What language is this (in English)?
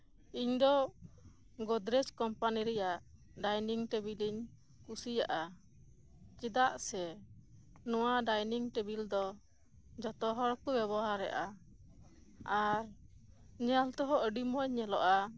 Santali